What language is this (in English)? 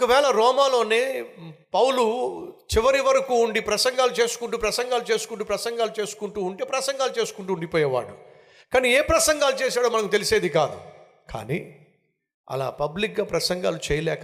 Telugu